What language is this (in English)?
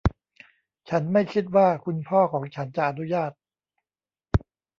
Thai